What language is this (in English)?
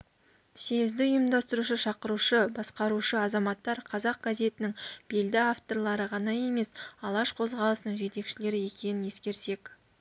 Kazakh